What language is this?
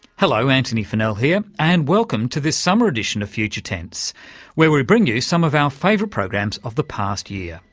English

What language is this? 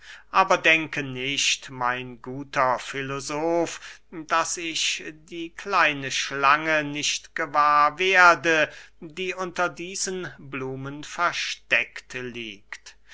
German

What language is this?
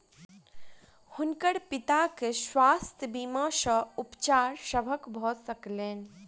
Maithili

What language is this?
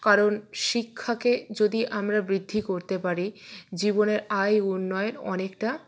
Bangla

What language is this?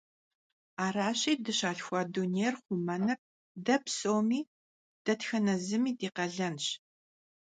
Kabardian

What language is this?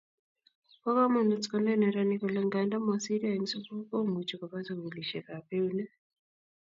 Kalenjin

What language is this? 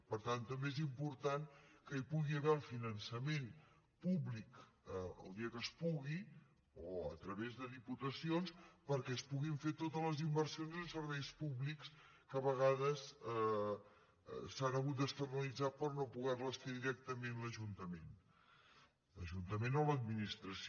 Catalan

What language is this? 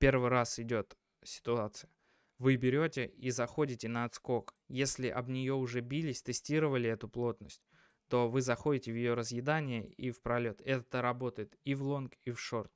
Russian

